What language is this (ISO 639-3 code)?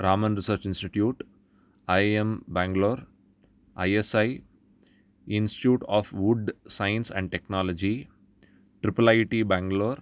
san